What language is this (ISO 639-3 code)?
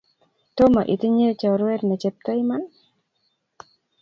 kln